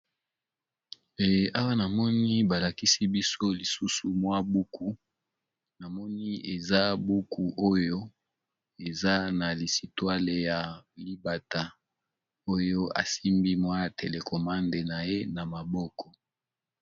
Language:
Lingala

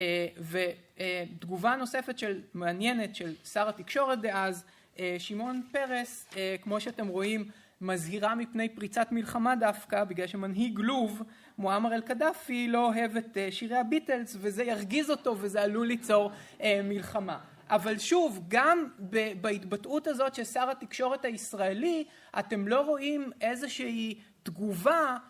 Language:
Hebrew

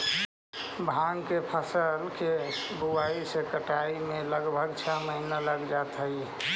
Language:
Magahi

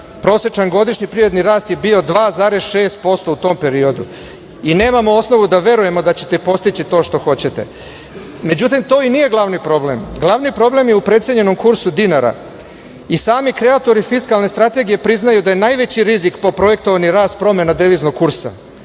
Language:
Serbian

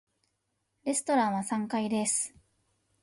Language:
Japanese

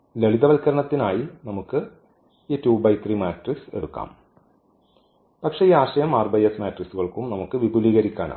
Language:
Malayalam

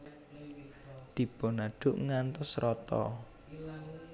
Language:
Javanese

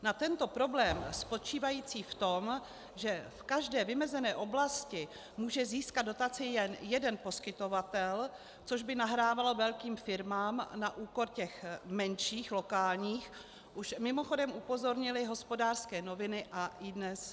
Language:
Czech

